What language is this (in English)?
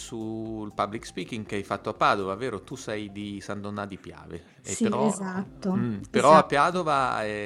Italian